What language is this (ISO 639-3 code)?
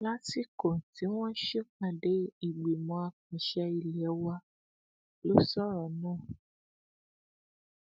yor